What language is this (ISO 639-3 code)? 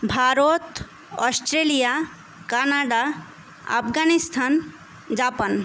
ben